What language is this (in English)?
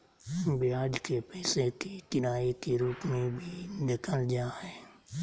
Magahi